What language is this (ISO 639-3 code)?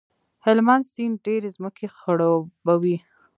pus